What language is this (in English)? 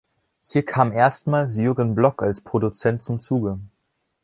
German